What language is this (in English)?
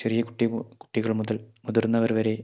Malayalam